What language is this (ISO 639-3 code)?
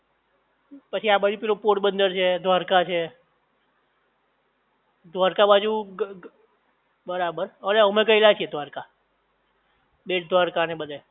guj